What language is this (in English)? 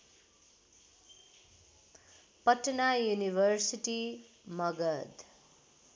Nepali